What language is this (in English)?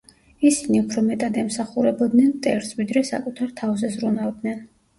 Georgian